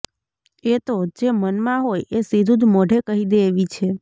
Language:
Gujarati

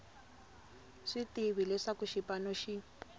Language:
Tsonga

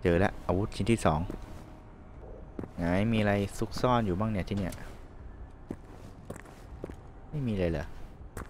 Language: Thai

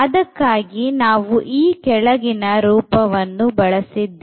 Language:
Kannada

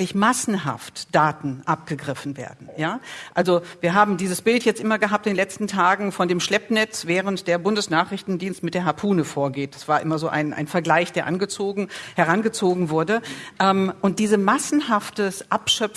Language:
German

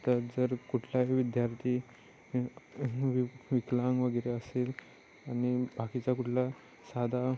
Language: Marathi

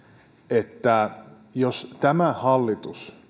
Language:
Finnish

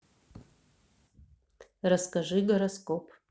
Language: Russian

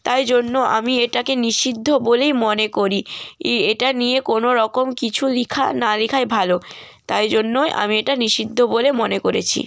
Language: Bangla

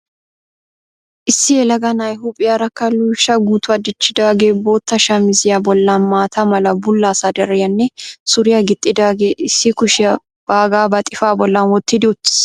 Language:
Wolaytta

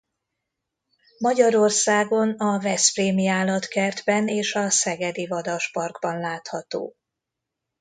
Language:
Hungarian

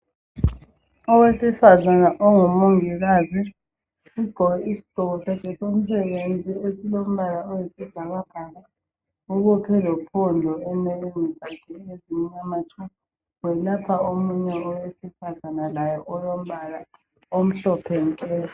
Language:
North Ndebele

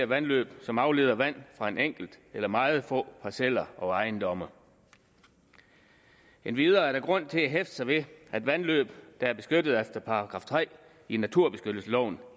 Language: Danish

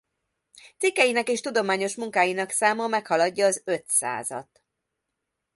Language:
Hungarian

